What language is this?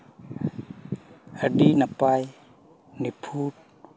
Santali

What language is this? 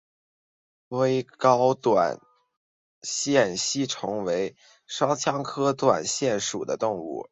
Chinese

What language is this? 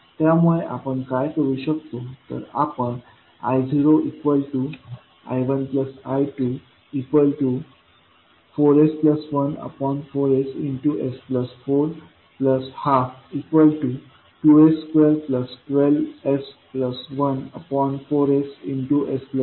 Marathi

